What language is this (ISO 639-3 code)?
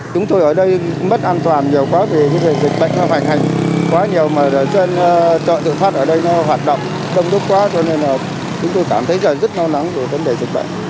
vie